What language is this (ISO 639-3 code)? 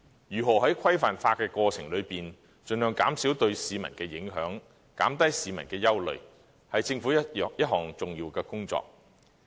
yue